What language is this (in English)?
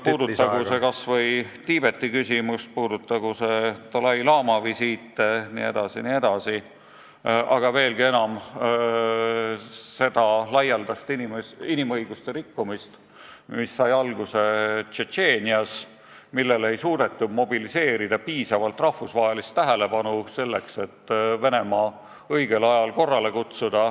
Estonian